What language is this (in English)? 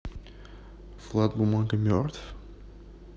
Russian